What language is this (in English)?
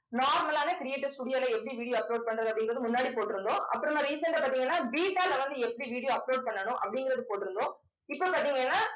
Tamil